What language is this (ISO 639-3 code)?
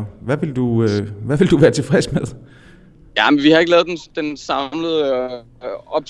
dan